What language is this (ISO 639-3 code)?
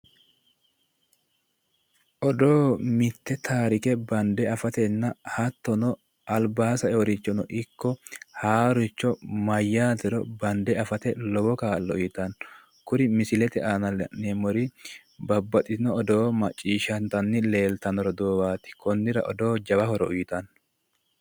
sid